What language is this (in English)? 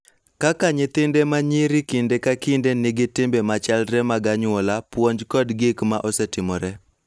Luo (Kenya and Tanzania)